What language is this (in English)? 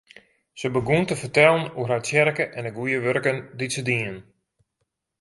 Western Frisian